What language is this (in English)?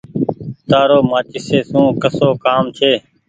Goaria